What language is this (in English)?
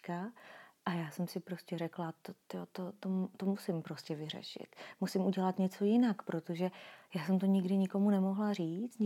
Czech